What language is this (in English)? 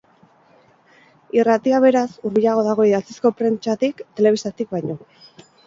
Basque